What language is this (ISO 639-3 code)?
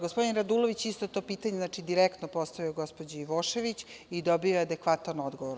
srp